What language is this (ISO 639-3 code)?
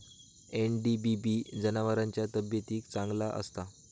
mar